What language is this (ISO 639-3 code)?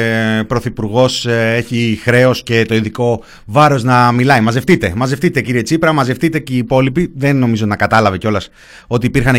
ell